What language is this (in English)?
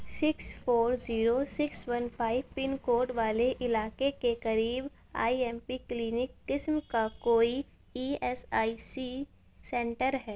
Urdu